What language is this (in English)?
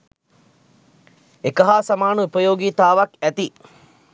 Sinhala